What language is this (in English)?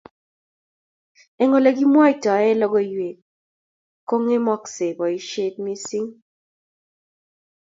Kalenjin